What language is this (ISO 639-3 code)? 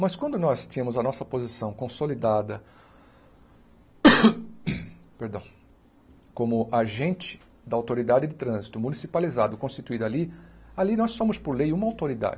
por